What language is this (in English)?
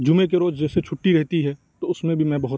Urdu